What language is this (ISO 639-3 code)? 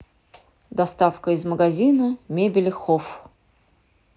rus